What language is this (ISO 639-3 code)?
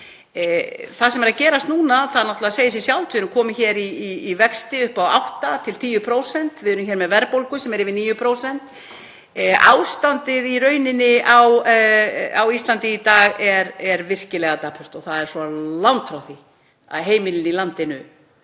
isl